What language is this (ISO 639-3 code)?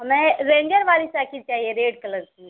hin